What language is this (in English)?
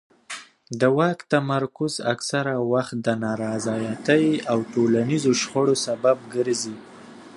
Pashto